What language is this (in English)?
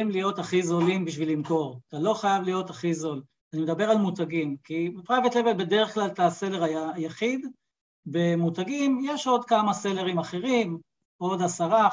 Hebrew